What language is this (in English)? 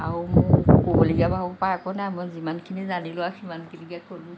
Assamese